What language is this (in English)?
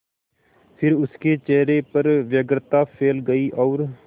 Hindi